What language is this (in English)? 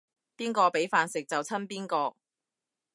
Cantonese